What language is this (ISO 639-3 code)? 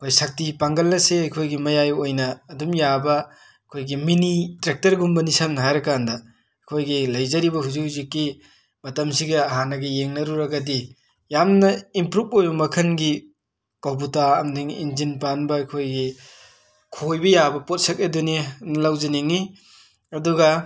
mni